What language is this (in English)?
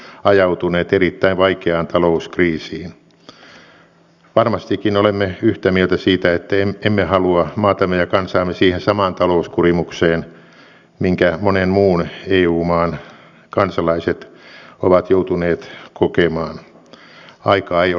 Finnish